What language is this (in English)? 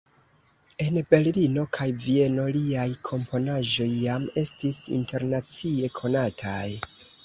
Esperanto